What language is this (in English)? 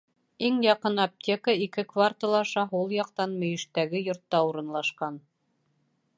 Bashkir